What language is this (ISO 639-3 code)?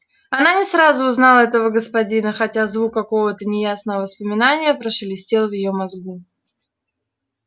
rus